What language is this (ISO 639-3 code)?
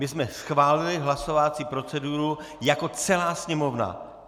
ces